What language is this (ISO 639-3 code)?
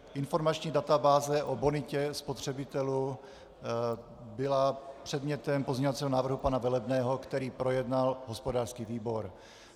ces